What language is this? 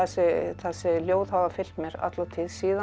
Icelandic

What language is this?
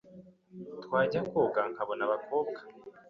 Kinyarwanda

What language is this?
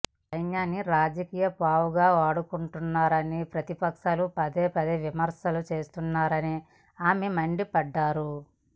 Telugu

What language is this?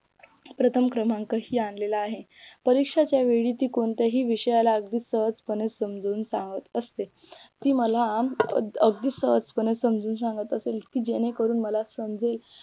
Marathi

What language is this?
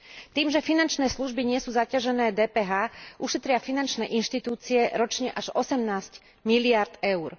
Slovak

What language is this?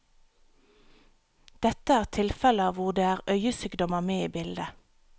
Norwegian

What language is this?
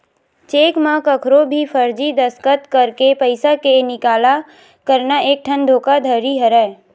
Chhattisgarhi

